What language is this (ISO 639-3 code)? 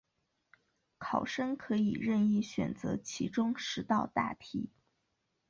zho